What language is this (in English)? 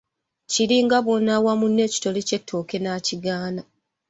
Ganda